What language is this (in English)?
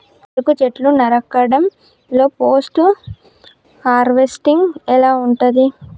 Telugu